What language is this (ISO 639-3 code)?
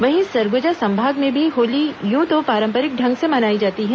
hin